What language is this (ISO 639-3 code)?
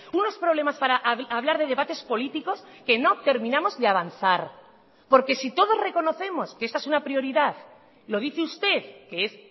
spa